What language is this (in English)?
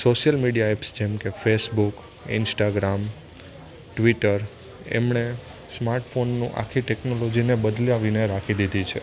Gujarati